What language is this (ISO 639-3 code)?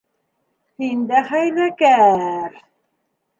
bak